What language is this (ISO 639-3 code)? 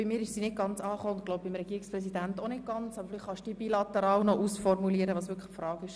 gsw